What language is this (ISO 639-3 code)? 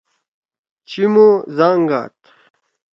trw